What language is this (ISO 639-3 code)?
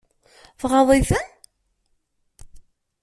kab